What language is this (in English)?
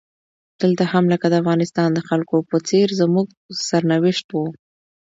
Pashto